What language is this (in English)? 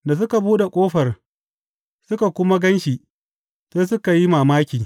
Hausa